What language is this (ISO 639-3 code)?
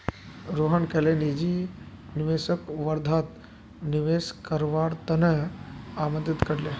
mag